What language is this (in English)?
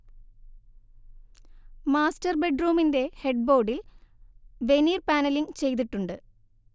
Malayalam